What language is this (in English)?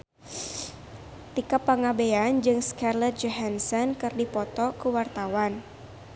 Sundanese